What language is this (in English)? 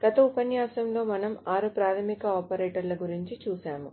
Telugu